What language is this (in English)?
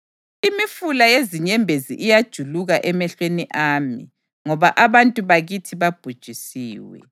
North Ndebele